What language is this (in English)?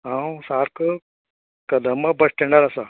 Konkani